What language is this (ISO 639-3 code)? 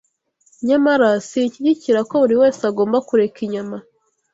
kin